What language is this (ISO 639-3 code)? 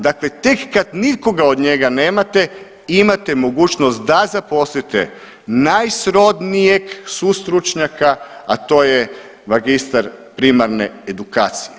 hrv